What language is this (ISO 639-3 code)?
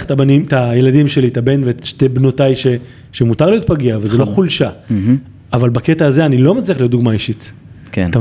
heb